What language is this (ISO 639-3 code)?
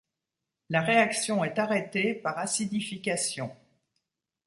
fra